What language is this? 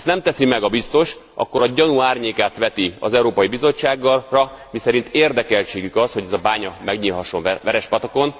Hungarian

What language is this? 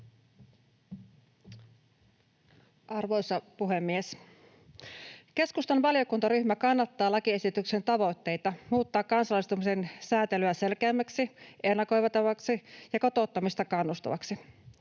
Finnish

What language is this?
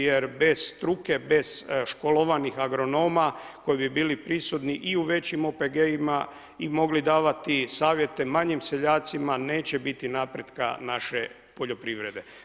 Croatian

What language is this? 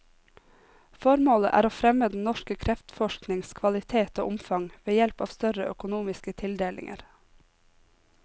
Norwegian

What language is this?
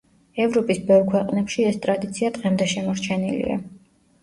Georgian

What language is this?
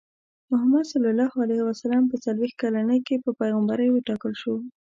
Pashto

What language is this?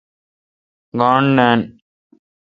Kalkoti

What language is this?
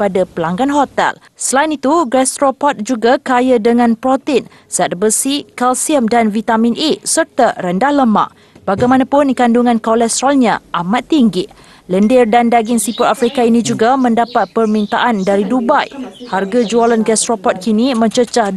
Malay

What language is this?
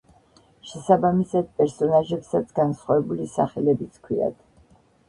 Georgian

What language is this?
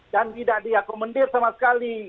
Indonesian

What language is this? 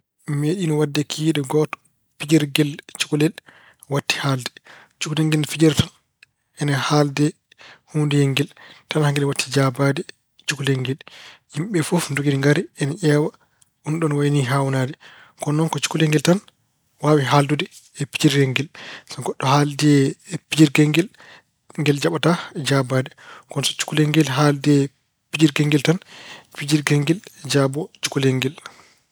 Fula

